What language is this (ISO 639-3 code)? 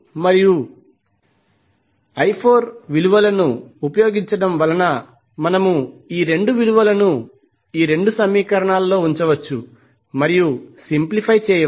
tel